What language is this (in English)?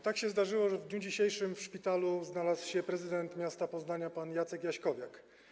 Polish